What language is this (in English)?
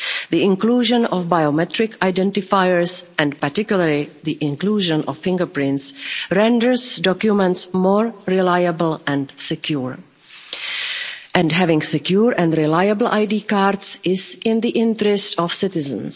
English